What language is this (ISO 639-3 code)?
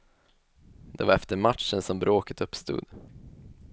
swe